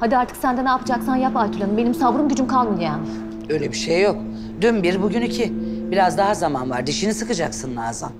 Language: Turkish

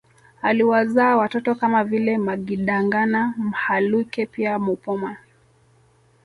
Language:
Swahili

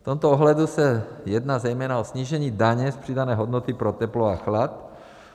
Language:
Czech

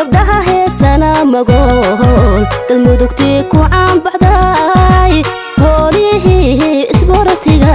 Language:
Indonesian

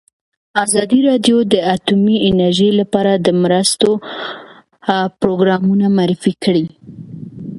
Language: Pashto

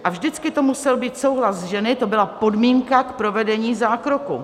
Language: Czech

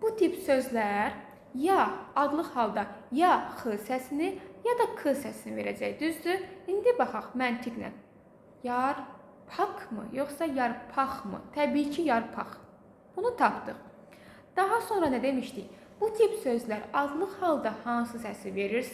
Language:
Turkish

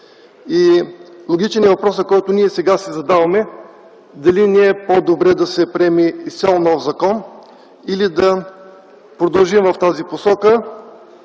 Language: Bulgarian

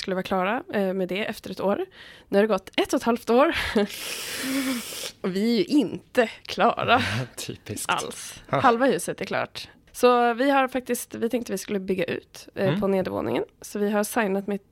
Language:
Swedish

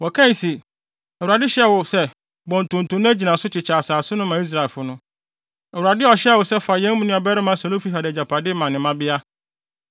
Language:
Akan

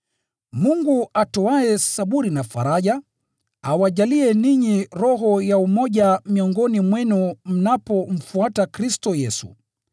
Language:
Swahili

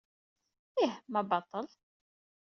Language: Kabyle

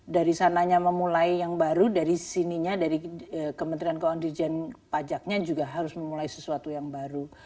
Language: Indonesian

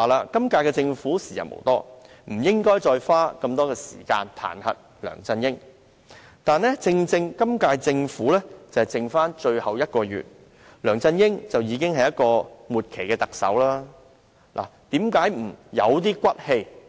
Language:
Cantonese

